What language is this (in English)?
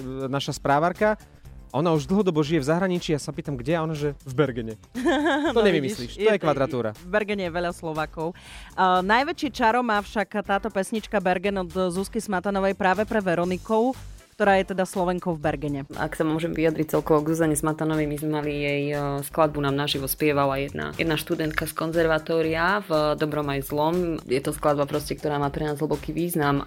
Slovak